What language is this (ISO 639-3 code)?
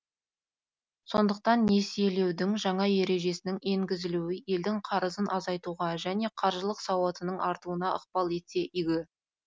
kaz